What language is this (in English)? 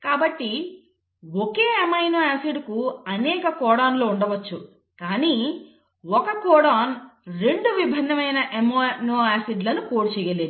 Telugu